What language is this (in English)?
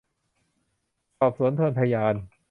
Thai